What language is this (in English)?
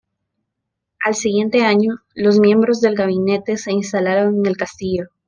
Spanish